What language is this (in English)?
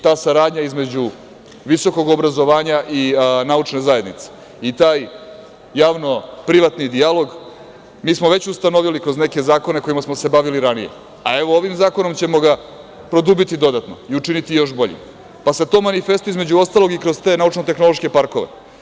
Serbian